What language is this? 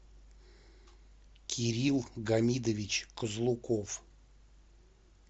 Russian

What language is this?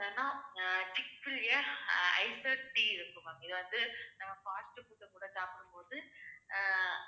Tamil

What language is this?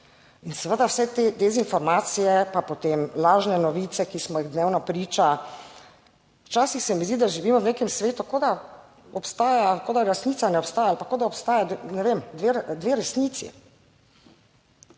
Slovenian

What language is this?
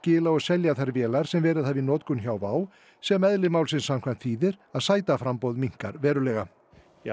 Icelandic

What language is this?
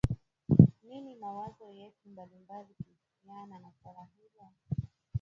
Swahili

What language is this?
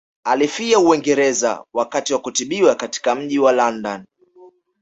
Swahili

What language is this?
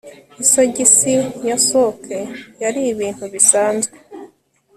Kinyarwanda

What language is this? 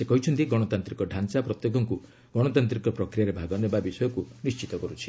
Odia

